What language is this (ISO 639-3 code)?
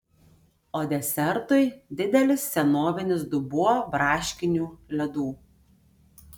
lit